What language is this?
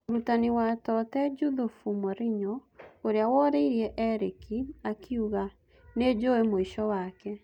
Kikuyu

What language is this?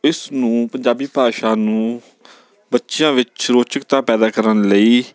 Punjabi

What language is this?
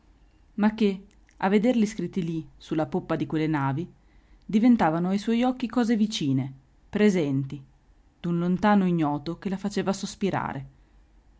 Italian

